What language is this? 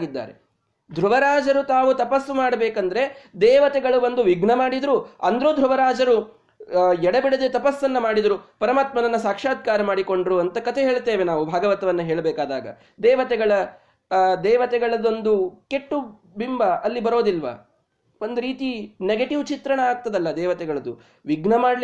Kannada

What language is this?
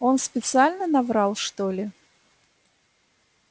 Russian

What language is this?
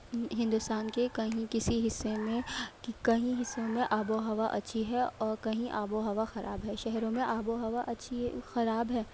Urdu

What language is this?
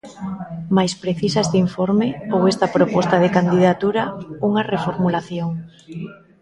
Galician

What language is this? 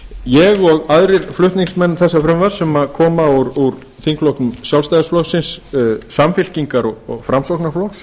Icelandic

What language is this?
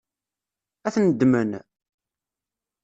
Kabyle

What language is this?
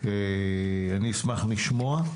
Hebrew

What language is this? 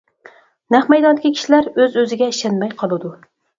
Uyghur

